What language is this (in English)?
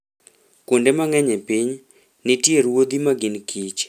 Luo (Kenya and Tanzania)